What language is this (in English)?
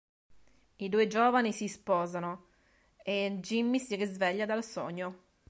Italian